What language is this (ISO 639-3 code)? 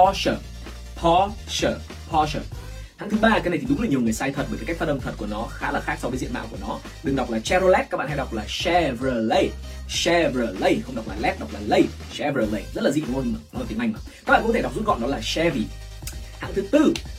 vie